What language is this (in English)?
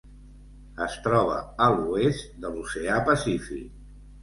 Catalan